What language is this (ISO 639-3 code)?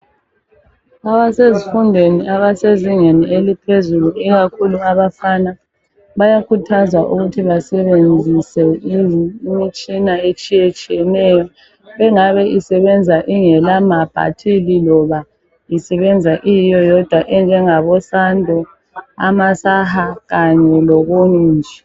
nde